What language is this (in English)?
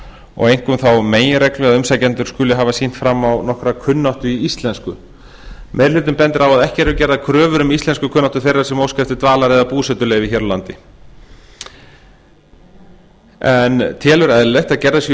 Icelandic